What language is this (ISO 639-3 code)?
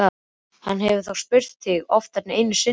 isl